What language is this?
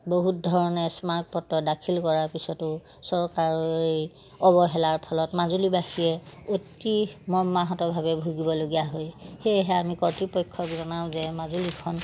Assamese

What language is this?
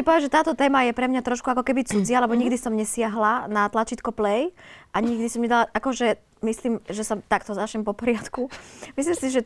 Slovak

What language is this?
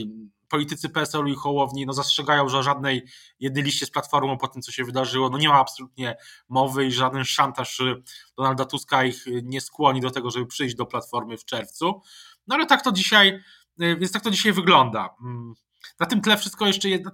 Polish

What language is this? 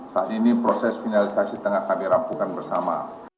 Indonesian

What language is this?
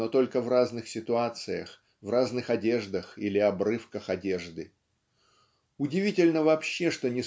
Russian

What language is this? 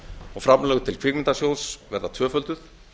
Icelandic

